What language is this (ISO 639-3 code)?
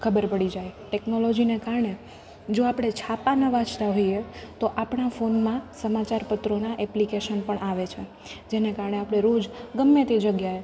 guj